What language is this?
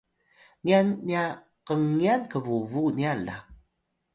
Atayal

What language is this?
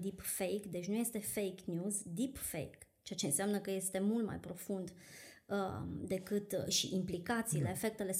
Romanian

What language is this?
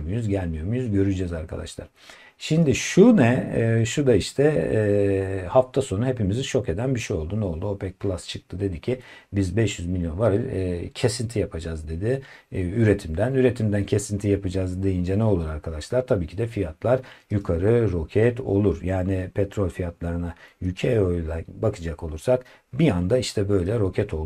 Turkish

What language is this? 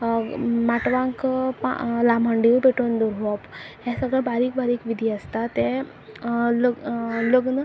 Konkani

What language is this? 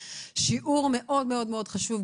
Hebrew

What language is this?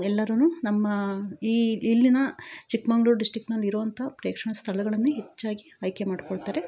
Kannada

